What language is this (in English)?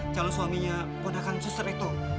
Indonesian